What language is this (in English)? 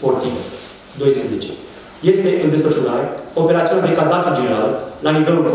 Romanian